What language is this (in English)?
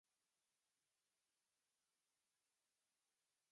Chinese